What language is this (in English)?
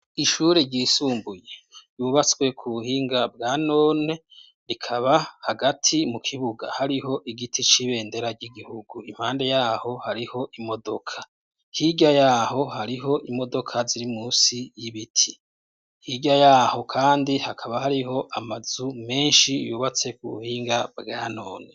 Rundi